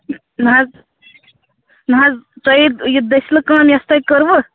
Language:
Kashmiri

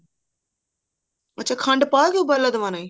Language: Punjabi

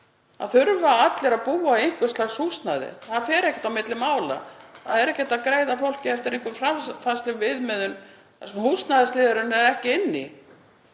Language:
Icelandic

